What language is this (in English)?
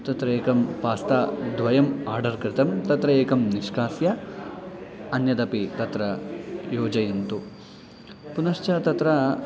Sanskrit